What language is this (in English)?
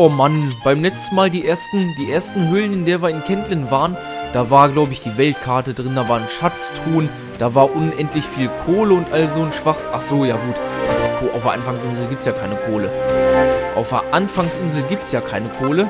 German